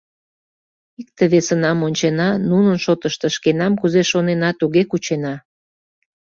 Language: Mari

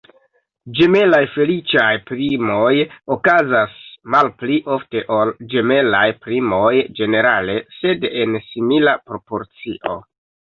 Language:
Esperanto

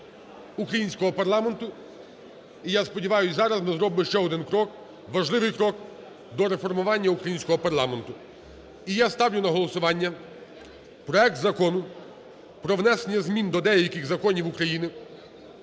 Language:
Ukrainian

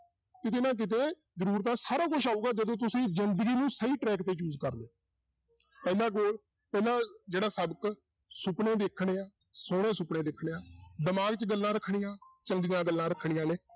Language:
Punjabi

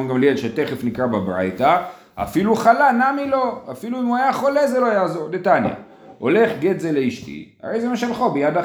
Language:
Hebrew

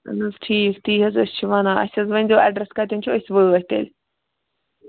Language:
Kashmiri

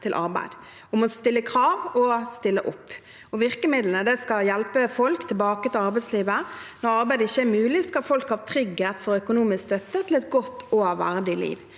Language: Norwegian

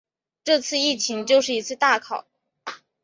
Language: Chinese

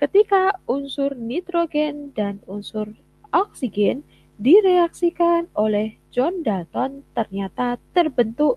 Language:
Indonesian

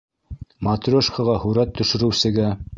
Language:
Bashkir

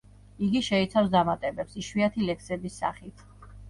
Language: Georgian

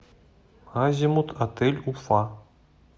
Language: Russian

